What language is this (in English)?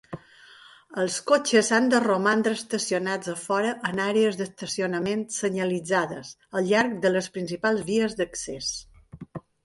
Catalan